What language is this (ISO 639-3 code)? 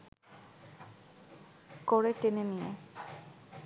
ben